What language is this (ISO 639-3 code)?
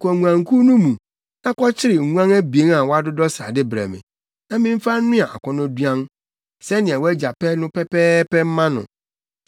aka